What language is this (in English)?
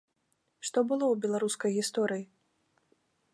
Belarusian